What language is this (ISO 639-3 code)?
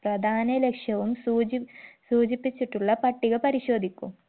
mal